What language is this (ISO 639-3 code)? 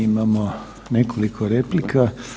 hrv